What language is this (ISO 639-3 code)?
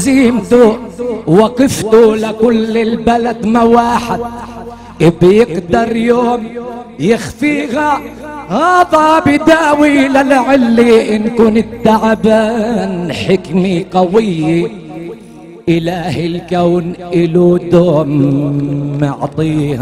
ara